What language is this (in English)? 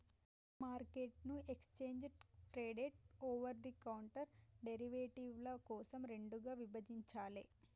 Telugu